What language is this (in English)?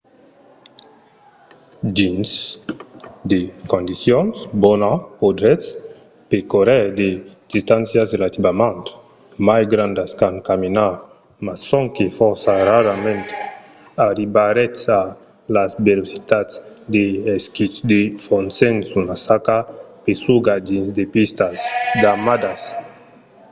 Occitan